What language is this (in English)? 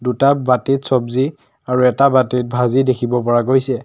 Assamese